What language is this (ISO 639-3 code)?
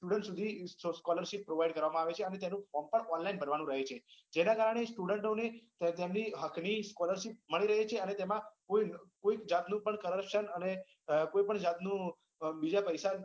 guj